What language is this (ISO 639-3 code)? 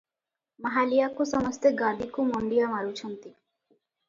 ori